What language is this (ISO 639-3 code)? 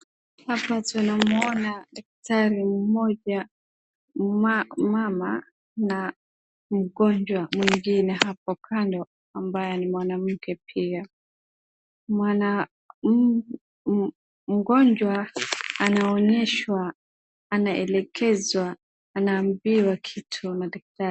swa